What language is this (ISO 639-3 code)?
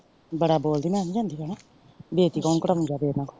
pan